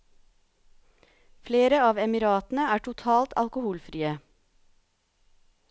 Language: Norwegian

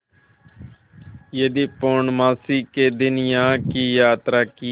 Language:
Hindi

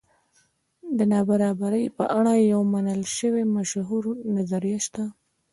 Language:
Pashto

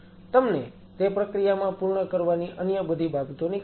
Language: Gujarati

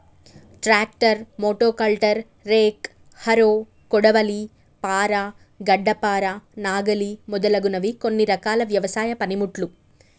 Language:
Telugu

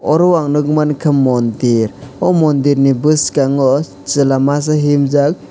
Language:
Kok Borok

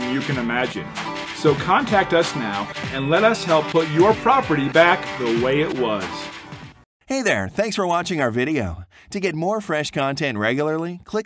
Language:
English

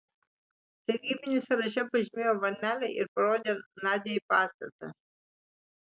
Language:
Lithuanian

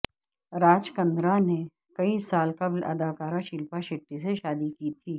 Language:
Urdu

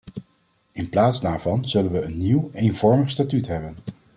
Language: Dutch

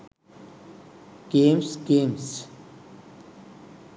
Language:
Sinhala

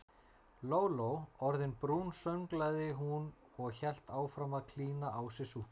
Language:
Icelandic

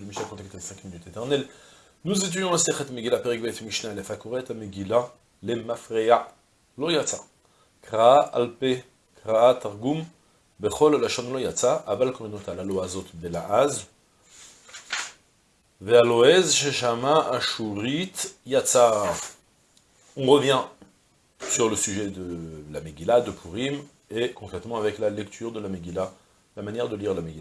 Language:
French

